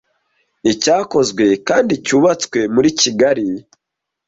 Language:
Kinyarwanda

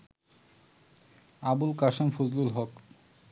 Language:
Bangla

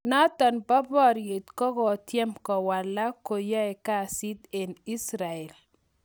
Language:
Kalenjin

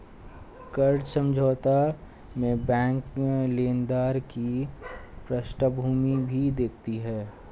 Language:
Hindi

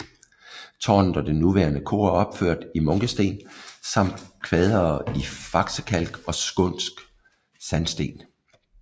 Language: Danish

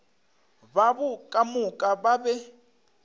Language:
Northern Sotho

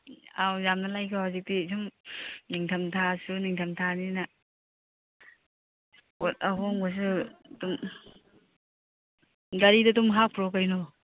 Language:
Manipuri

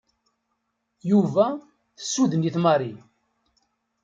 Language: Kabyle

